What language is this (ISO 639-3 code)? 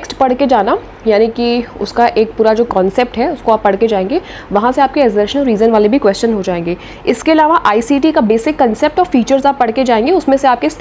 hin